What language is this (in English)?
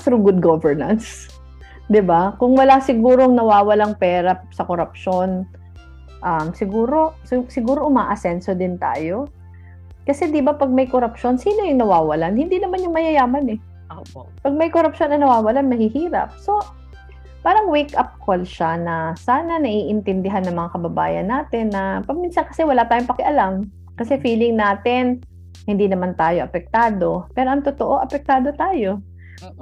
Filipino